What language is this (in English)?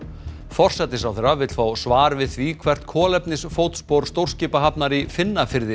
Icelandic